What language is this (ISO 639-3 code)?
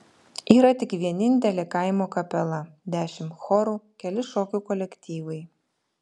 lit